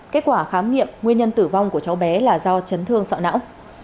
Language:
Vietnamese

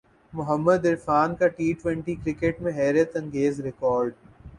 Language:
Urdu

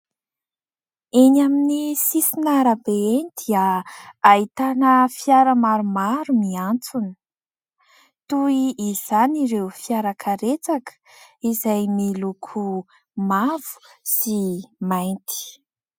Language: Malagasy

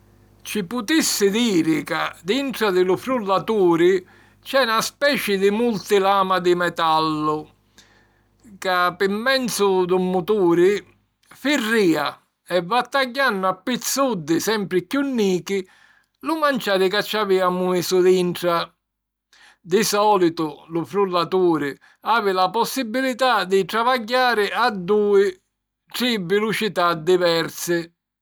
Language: Sicilian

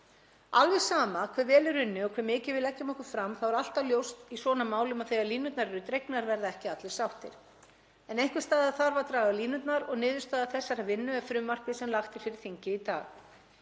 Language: Icelandic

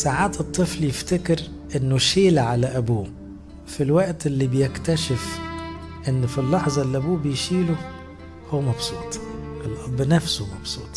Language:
Arabic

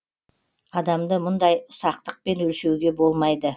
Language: Kazakh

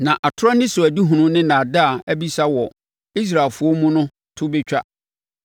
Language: Akan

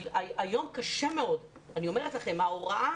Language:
Hebrew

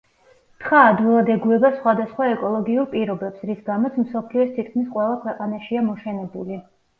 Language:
Georgian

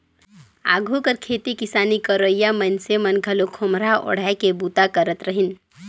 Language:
Chhattisgarhi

